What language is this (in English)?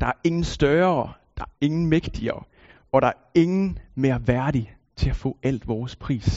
Danish